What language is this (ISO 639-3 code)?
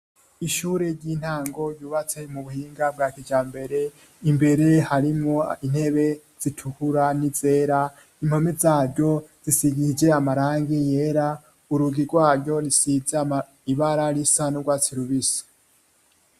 run